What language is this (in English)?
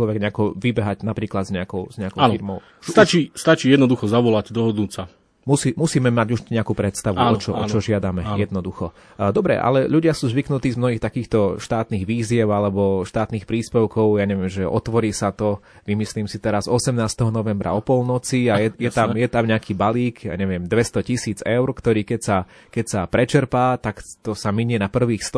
Slovak